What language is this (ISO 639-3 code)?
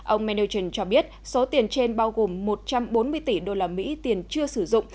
vie